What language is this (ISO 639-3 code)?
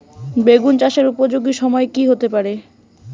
ben